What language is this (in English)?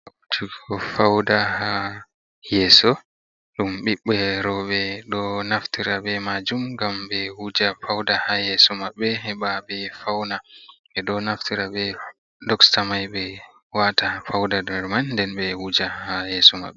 Fula